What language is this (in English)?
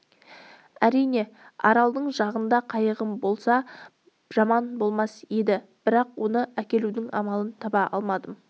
Kazakh